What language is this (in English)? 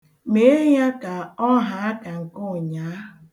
Igbo